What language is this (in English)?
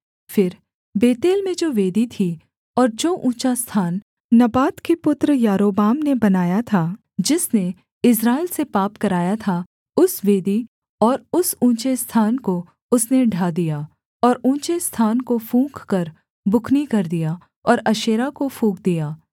Hindi